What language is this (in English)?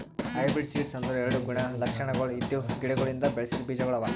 Kannada